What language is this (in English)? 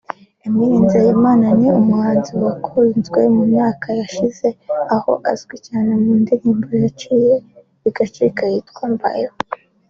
Kinyarwanda